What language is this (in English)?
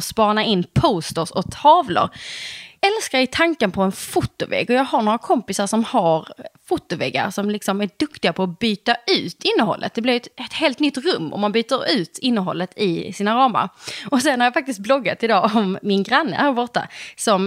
Swedish